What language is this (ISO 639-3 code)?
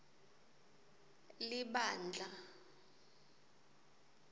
ssw